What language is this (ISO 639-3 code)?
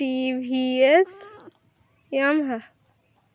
ben